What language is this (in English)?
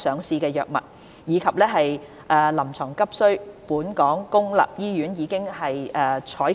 Cantonese